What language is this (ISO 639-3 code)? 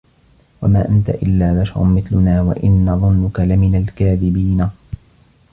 ara